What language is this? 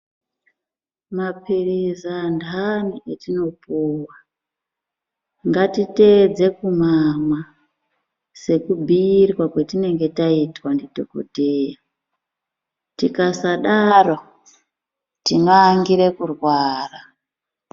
Ndau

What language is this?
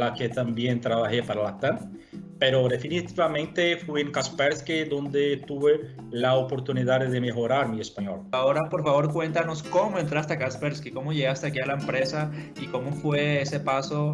Spanish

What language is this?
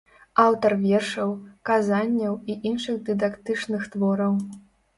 Belarusian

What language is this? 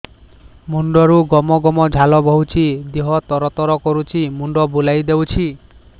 Odia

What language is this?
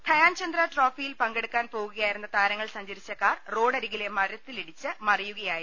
Malayalam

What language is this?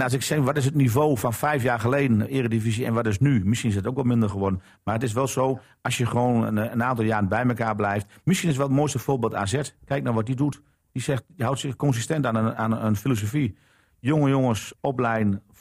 Dutch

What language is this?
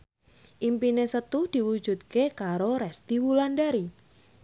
Javanese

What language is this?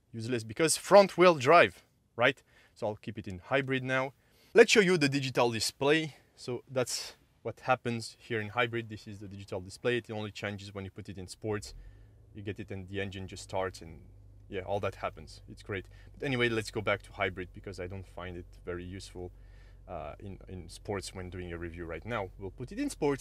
English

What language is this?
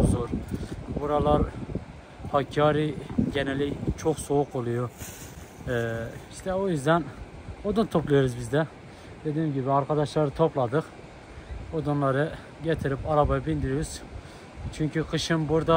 Turkish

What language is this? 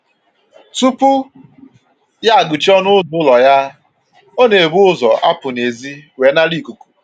Igbo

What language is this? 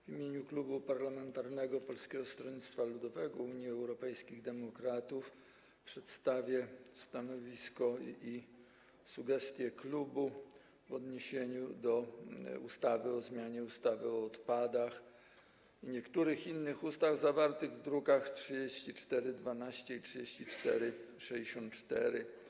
Polish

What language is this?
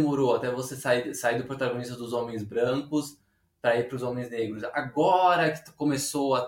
Portuguese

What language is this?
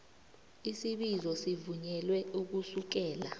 South Ndebele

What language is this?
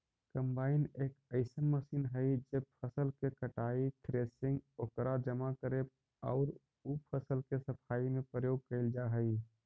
Magahi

